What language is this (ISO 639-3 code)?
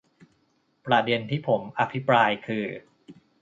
tha